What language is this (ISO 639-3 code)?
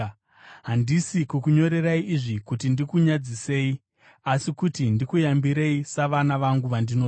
sna